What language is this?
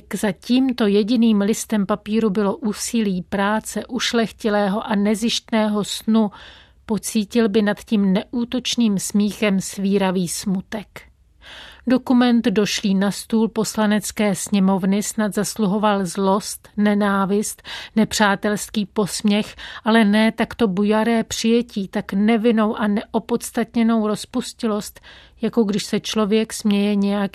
Czech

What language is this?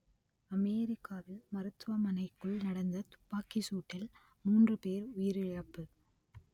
Tamil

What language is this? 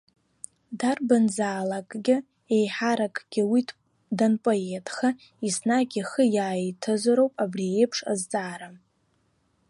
Abkhazian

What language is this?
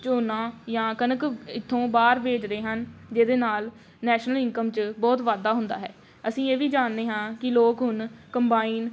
Punjabi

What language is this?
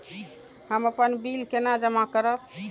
Maithili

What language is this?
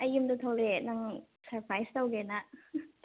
Manipuri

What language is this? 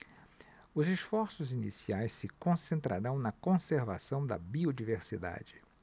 Portuguese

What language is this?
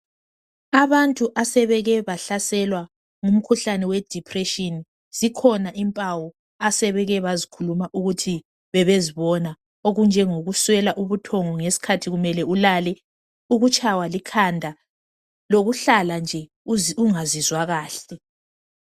North Ndebele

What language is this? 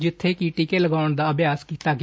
Punjabi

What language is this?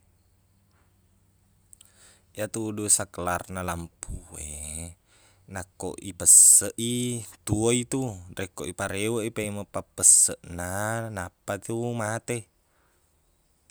Buginese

